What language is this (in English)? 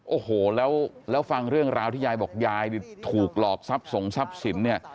Thai